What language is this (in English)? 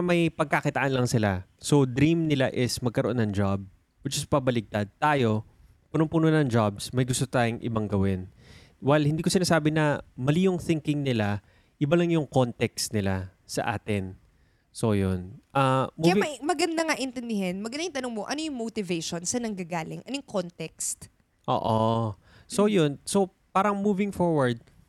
Filipino